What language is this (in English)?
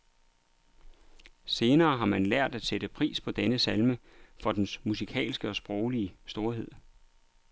Danish